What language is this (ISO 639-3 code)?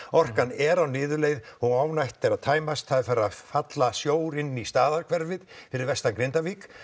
isl